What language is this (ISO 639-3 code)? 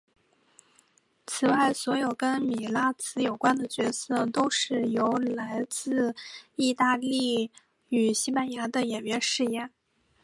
zho